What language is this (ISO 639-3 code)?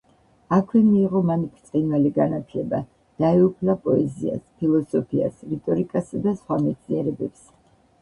kat